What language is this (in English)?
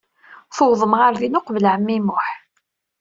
Kabyle